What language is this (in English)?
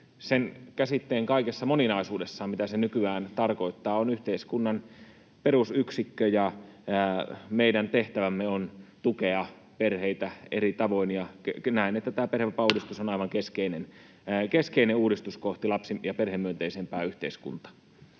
Finnish